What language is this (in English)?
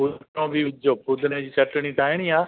Sindhi